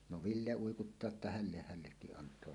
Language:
Finnish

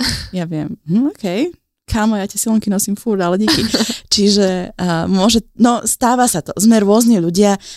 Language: Slovak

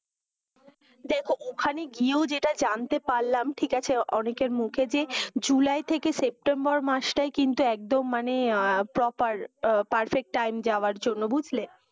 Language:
Bangla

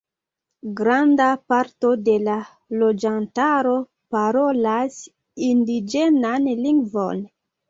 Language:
Esperanto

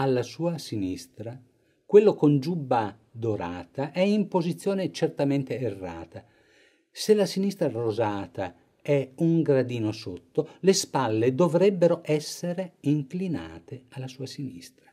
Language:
Italian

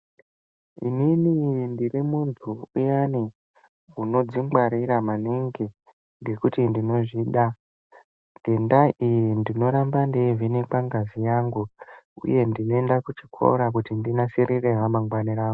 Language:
Ndau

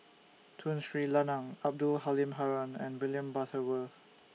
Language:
English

